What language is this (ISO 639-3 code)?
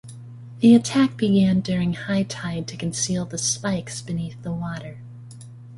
eng